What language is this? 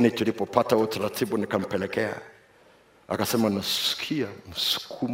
Swahili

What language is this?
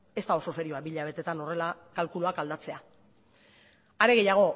Basque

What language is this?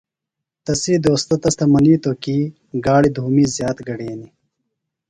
Phalura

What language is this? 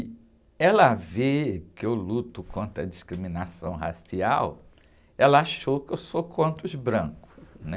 Portuguese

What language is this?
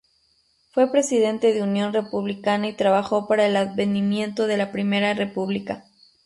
Spanish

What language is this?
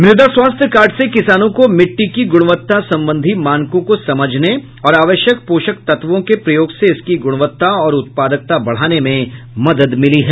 Hindi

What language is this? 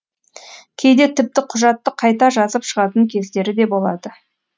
Kazakh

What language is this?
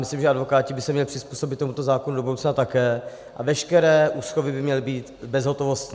Czech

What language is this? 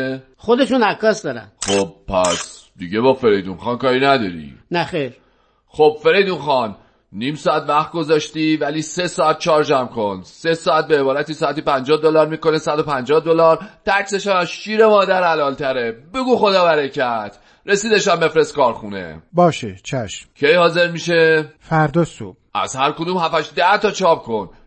Persian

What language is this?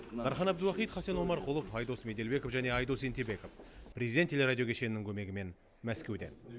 Kazakh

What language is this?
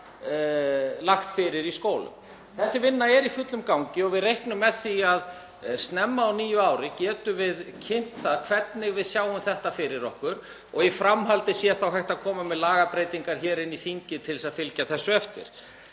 Icelandic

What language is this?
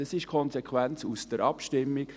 Swiss German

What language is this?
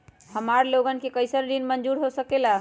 Magahi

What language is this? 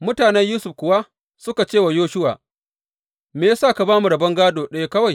Hausa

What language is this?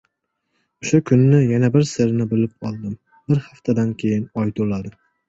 Uzbek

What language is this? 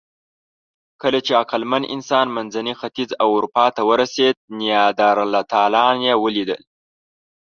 Pashto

